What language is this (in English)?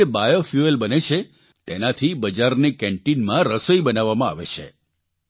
Gujarati